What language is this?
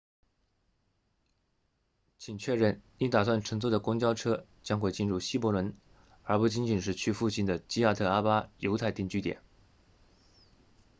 Chinese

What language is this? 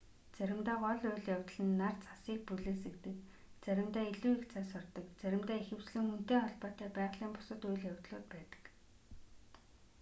Mongolian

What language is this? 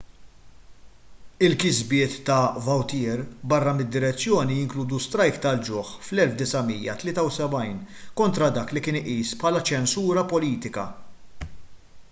Maltese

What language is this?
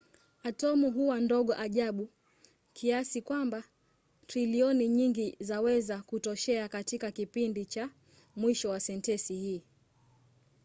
Swahili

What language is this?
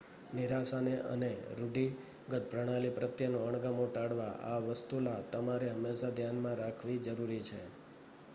Gujarati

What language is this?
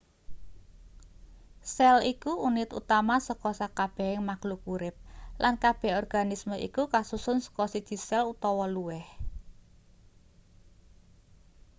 Javanese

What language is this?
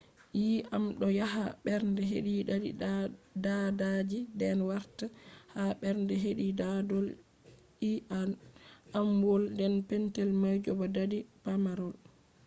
Fula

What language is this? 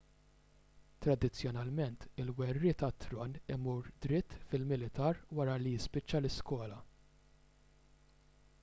Maltese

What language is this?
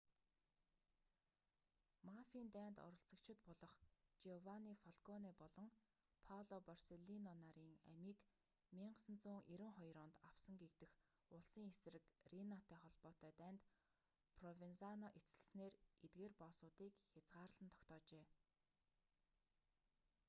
Mongolian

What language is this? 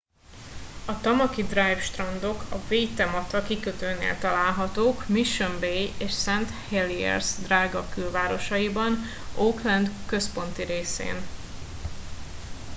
Hungarian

